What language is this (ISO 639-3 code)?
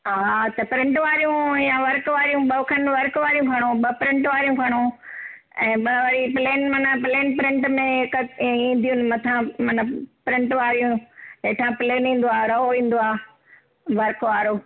snd